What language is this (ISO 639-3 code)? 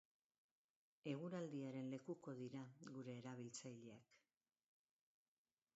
eus